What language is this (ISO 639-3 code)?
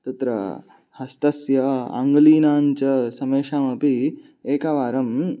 san